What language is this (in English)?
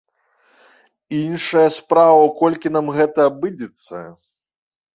Belarusian